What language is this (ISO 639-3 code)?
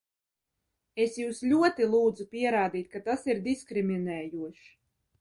lav